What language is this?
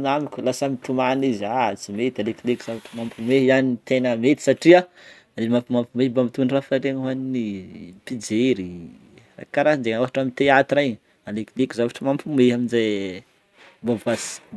Northern Betsimisaraka Malagasy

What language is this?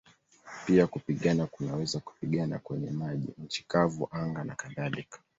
Swahili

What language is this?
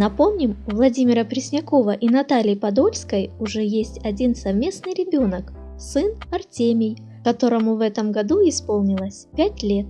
Russian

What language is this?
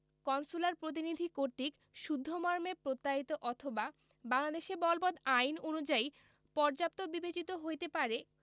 Bangla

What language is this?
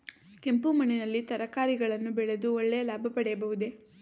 Kannada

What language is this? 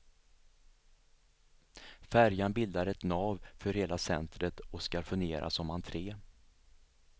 Swedish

